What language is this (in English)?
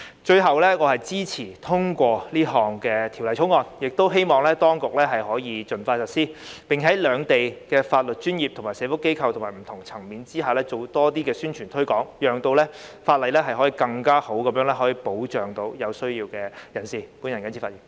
Cantonese